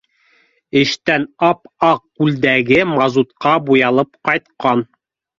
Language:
Bashkir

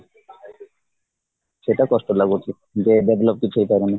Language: Odia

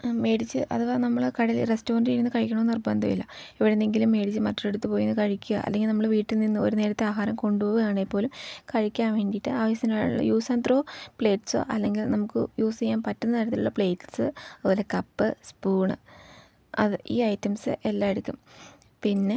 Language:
Malayalam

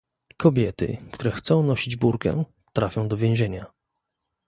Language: Polish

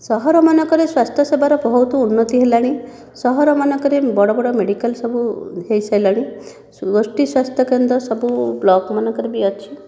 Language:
Odia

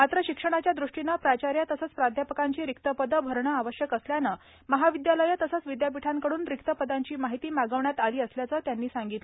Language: Marathi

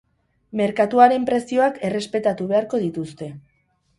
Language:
Basque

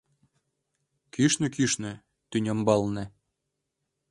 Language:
Mari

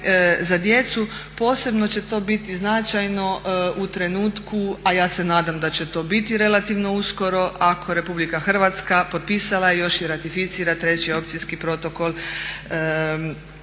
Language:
Croatian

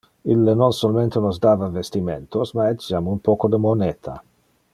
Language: Interlingua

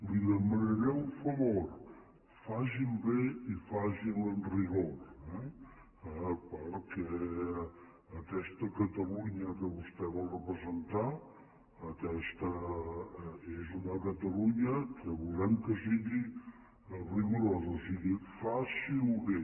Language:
Catalan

